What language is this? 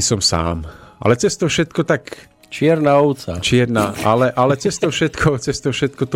Slovak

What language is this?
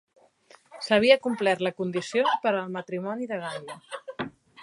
Catalan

